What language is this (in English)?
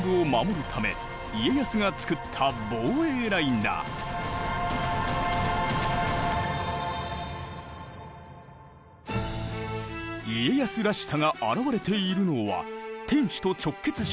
Japanese